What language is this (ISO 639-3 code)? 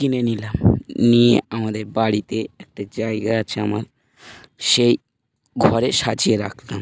ben